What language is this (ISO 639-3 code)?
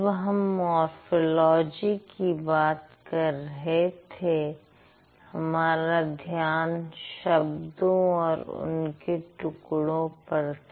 hin